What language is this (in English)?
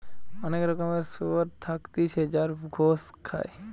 Bangla